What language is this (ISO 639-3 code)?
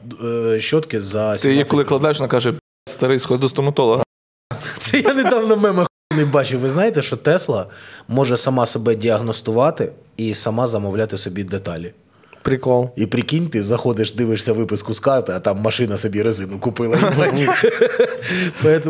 ukr